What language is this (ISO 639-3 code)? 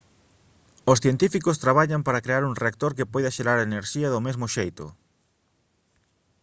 glg